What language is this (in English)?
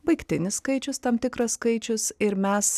Lithuanian